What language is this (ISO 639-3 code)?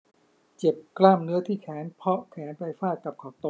tha